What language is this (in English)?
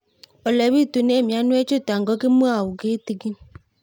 Kalenjin